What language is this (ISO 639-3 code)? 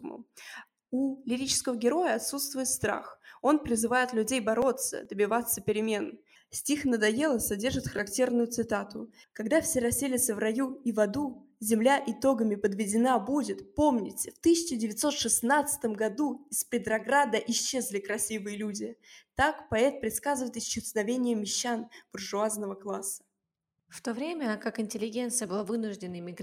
rus